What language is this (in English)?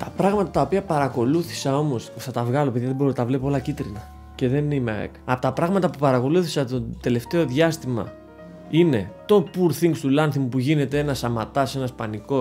Greek